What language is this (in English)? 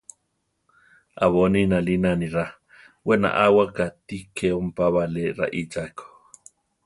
Central Tarahumara